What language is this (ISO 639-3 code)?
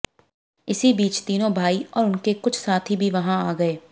hin